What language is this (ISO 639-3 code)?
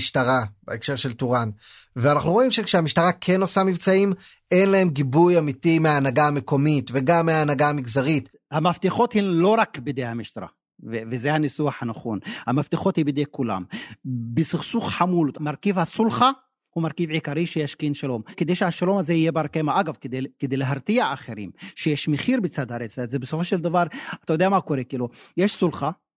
heb